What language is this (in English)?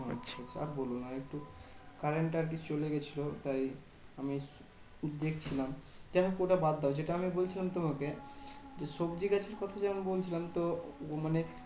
Bangla